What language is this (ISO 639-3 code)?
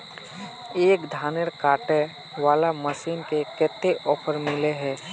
mag